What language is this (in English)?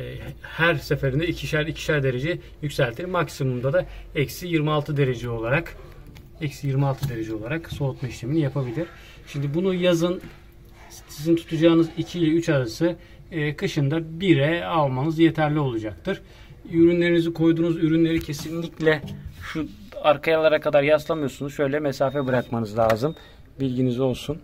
Turkish